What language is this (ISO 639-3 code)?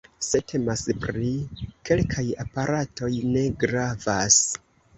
epo